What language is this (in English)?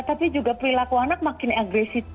Indonesian